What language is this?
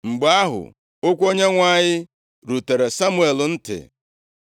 Igbo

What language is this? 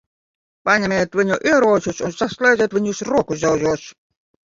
Latvian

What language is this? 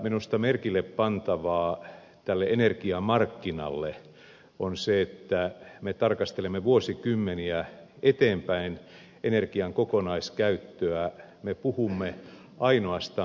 Finnish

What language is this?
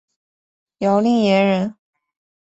Chinese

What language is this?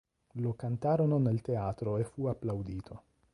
Italian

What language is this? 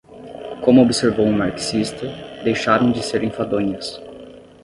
Portuguese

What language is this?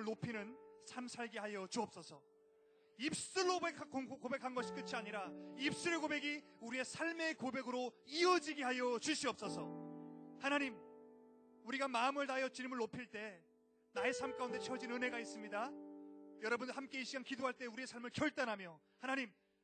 Korean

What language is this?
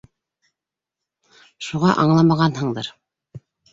Bashkir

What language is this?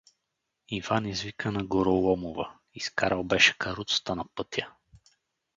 Bulgarian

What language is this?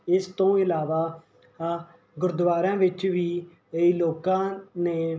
Punjabi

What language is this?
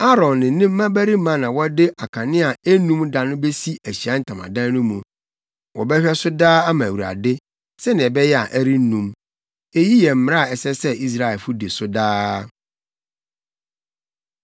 Akan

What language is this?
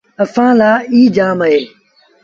Sindhi Bhil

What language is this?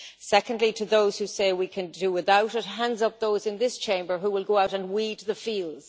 English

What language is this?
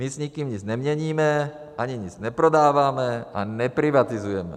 Czech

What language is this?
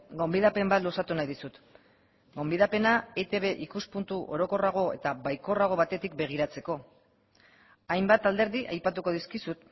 Basque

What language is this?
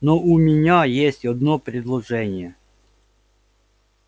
Russian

